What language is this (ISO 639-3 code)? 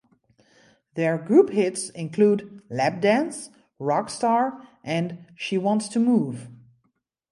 eng